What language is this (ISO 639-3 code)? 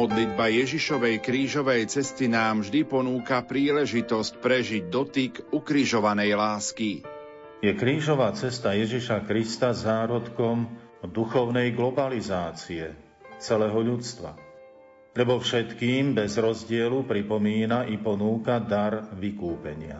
slk